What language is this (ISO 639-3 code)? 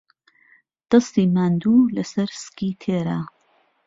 ckb